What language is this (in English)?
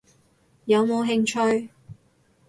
Cantonese